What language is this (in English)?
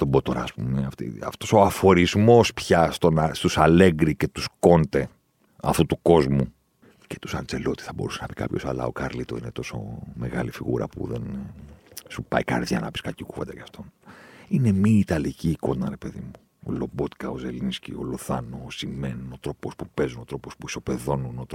Greek